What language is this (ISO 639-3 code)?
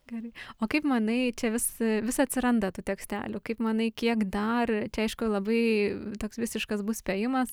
lit